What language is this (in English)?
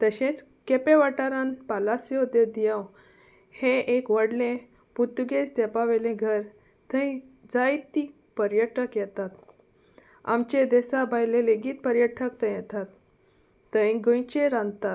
Konkani